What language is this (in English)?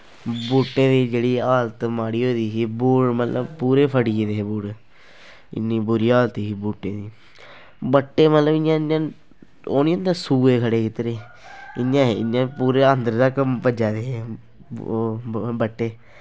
Dogri